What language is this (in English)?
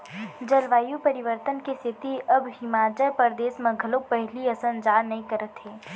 Chhattisgarhi